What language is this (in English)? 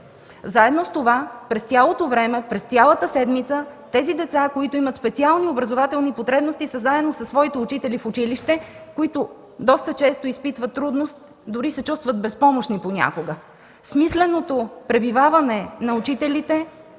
Bulgarian